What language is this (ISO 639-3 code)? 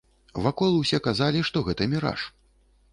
bel